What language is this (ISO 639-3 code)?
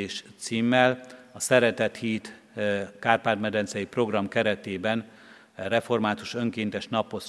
hun